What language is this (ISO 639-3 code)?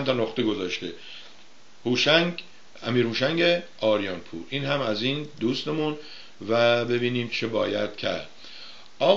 fas